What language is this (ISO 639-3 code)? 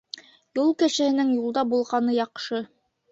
bak